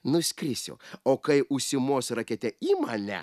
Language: Lithuanian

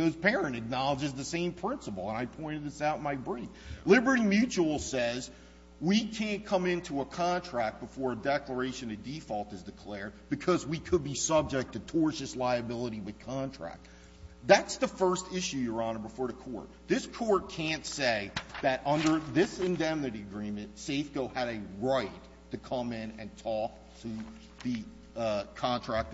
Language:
English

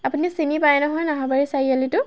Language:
Assamese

